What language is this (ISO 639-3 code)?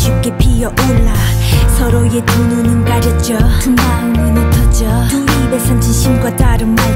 kor